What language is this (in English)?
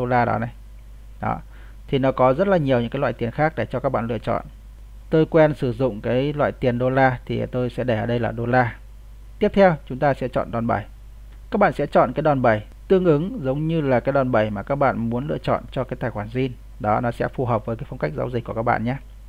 Vietnamese